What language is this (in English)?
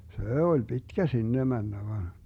Finnish